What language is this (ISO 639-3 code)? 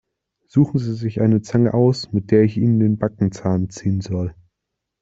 deu